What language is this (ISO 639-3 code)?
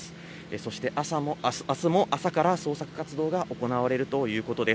jpn